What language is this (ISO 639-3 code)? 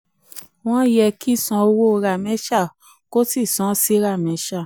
yor